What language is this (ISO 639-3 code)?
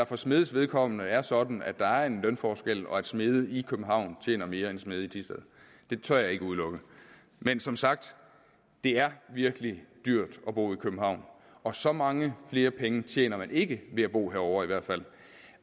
dan